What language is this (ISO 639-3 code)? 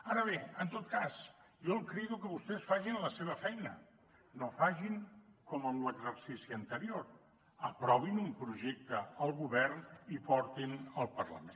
cat